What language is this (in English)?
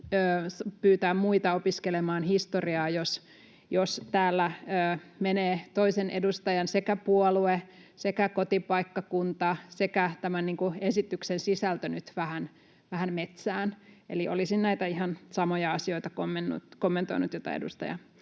Finnish